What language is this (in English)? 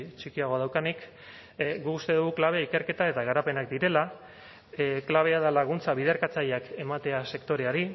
Basque